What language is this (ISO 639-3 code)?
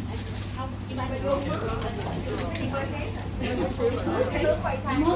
vie